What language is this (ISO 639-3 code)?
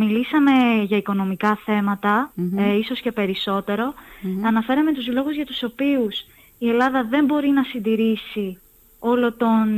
ell